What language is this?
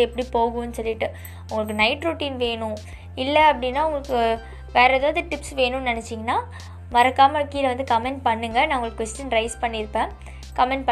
Tamil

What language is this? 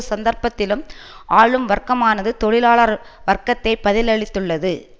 Tamil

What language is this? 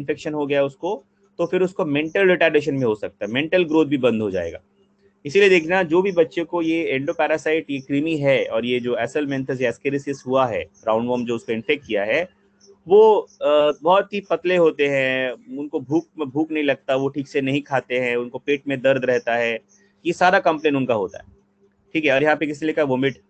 Hindi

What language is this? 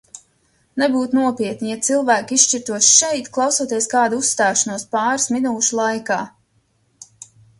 Latvian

